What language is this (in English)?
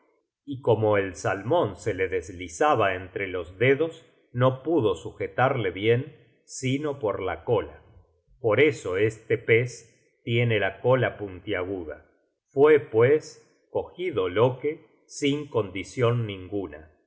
Spanish